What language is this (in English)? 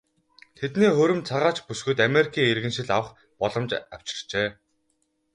Mongolian